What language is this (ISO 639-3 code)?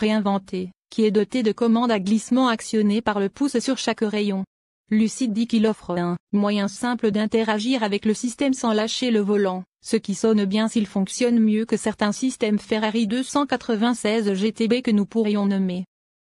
fra